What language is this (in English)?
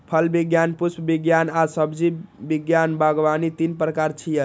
Maithili